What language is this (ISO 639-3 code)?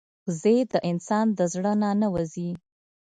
pus